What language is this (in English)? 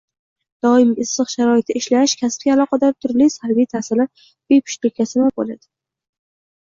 Uzbek